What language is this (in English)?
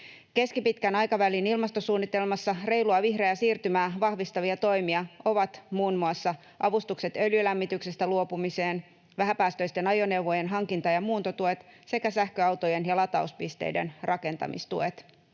Finnish